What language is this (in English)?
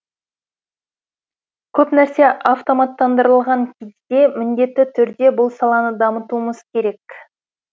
Kazakh